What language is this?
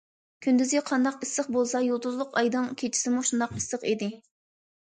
Uyghur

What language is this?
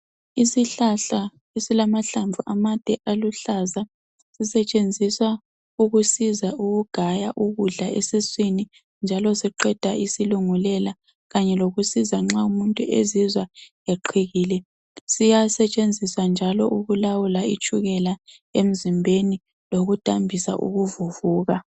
North Ndebele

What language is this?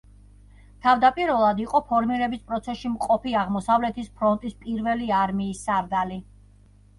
Georgian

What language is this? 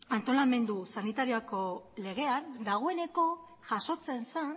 Basque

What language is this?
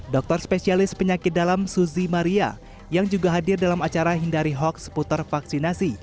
Indonesian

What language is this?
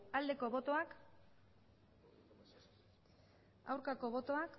Basque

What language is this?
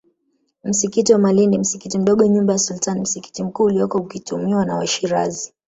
Swahili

